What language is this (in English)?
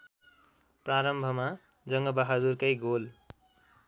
Nepali